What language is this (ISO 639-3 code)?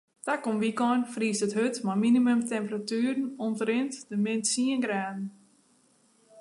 fry